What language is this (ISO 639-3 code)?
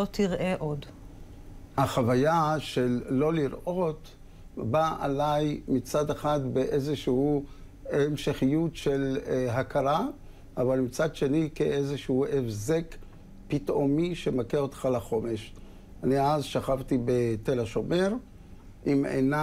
heb